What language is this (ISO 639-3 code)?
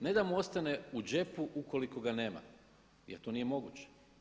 hrv